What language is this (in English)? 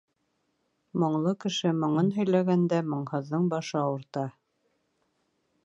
Bashkir